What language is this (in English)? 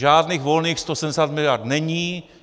Czech